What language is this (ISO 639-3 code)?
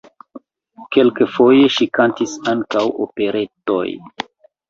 epo